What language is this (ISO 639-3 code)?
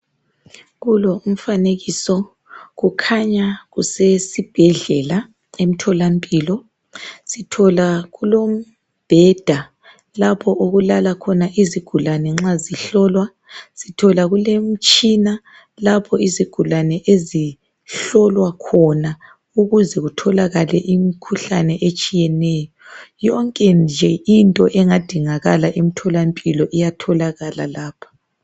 nde